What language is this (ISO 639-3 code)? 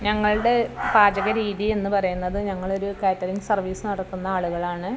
mal